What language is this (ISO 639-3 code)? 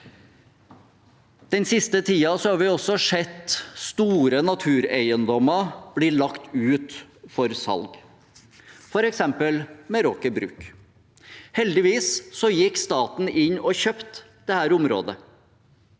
nor